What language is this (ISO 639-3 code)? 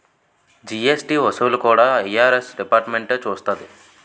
tel